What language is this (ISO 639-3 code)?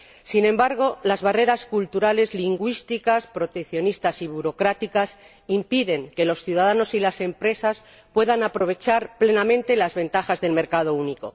spa